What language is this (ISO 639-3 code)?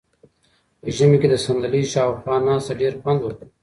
pus